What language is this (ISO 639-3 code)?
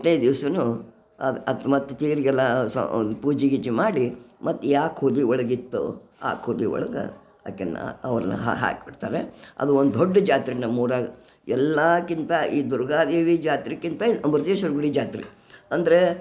kan